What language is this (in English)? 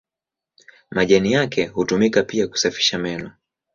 Swahili